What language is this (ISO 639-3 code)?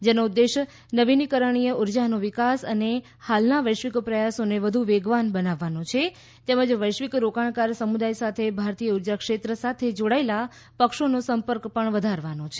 guj